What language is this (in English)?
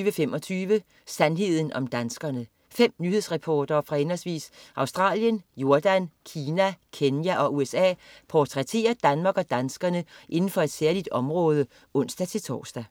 Danish